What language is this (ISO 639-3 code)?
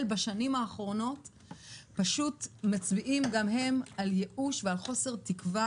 heb